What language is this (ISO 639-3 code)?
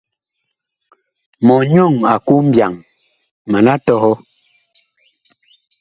bkh